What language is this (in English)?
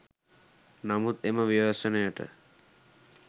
Sinhala